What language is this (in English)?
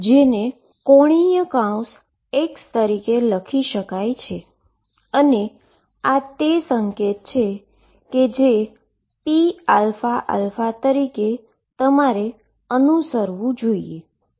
Gujarati